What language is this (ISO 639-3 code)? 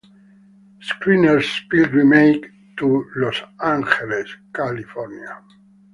ita